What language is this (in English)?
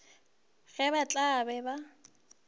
Northern Sotho